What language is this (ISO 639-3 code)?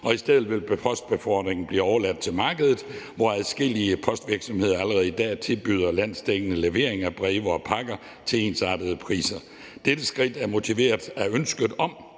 dan